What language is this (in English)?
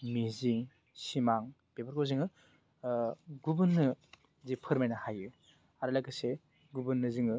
Bodo